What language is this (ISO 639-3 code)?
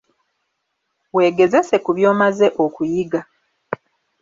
lug